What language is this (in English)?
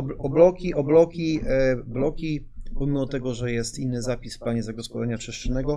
Polish